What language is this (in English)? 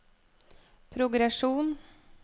Norwegian